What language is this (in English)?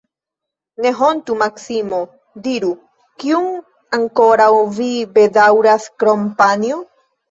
Esperanto